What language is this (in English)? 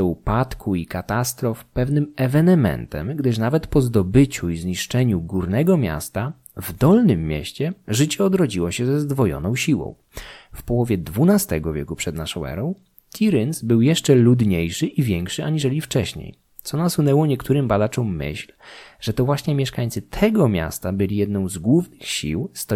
Polish